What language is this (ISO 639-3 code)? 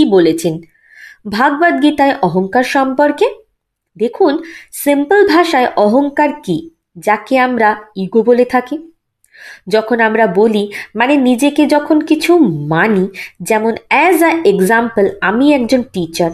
ben